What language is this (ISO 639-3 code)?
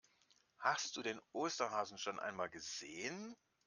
deu